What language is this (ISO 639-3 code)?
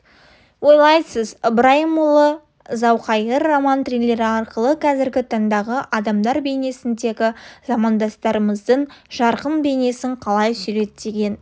kaz